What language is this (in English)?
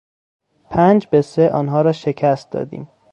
Persian